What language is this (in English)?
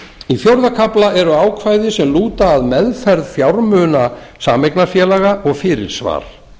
Icelandic